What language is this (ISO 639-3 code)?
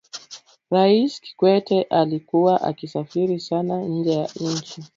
swa